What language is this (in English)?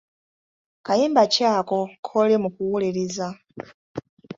Ganda